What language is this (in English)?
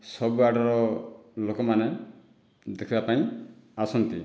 Odia